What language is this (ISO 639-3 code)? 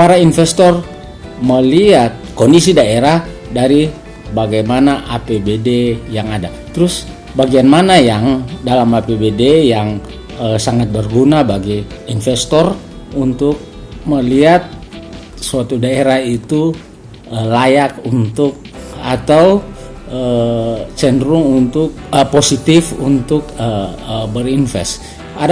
ind